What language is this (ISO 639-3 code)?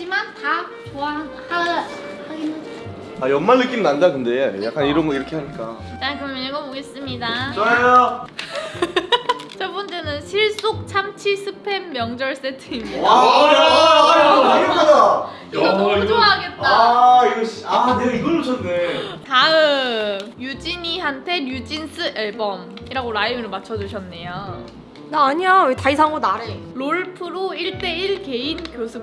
kor